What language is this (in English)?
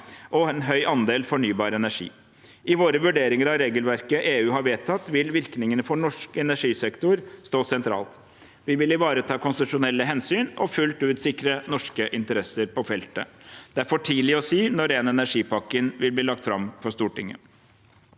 Norwegian